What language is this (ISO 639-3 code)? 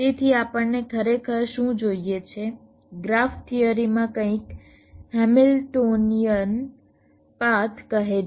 guj